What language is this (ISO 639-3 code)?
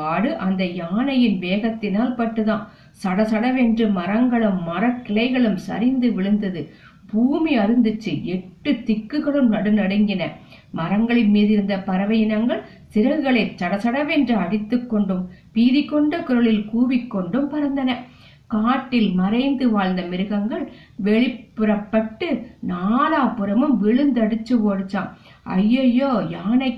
tam